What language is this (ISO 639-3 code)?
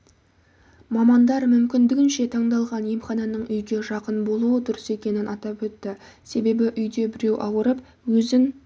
kaz